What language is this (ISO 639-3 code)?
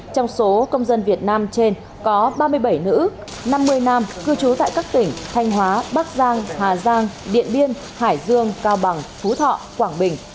vie